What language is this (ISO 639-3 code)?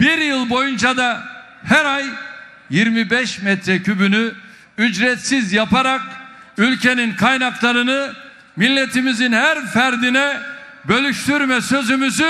tur